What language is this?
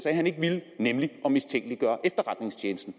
Danish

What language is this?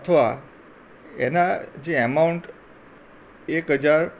Gujarati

